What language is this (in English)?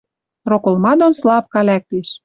Western Mari